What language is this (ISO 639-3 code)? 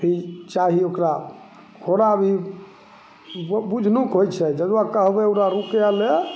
mai